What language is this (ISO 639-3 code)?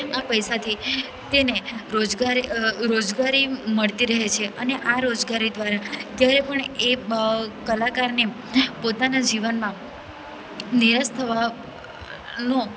guj